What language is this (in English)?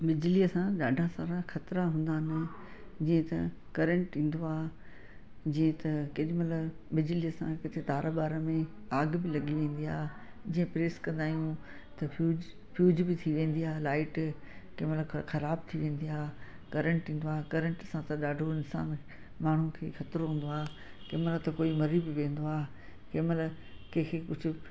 Sindhi